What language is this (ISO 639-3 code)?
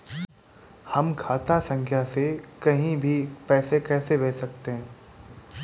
hin